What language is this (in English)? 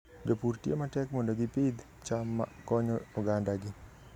Luo (Kenya and Tanzania)